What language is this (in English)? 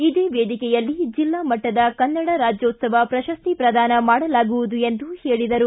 Kannada